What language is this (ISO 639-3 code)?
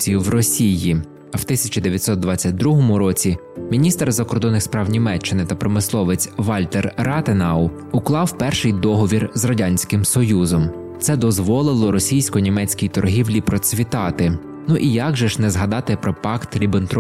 ukr